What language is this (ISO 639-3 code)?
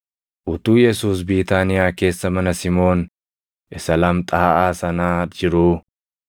orm